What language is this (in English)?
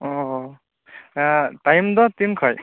Santali